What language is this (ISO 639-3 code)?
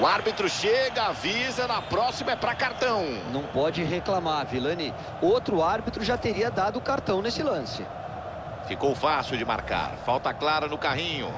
por